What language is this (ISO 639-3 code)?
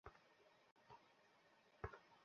ben